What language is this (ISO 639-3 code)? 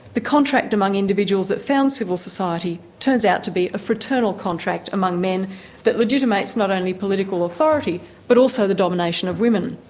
eng